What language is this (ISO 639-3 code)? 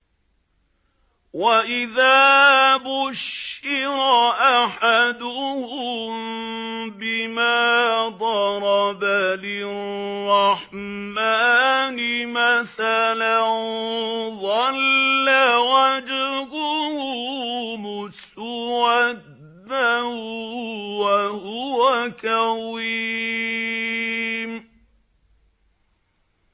ara